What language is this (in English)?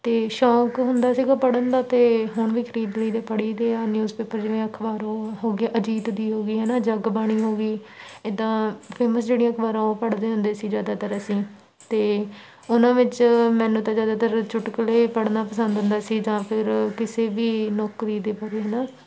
Punjabi